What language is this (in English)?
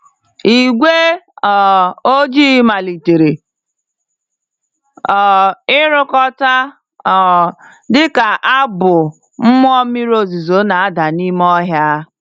Igbo